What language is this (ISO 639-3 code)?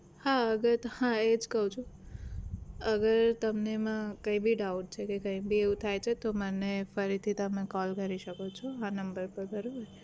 guj